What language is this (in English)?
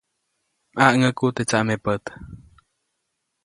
Copainalá Zoque